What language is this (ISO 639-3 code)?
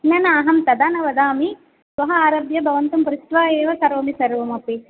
san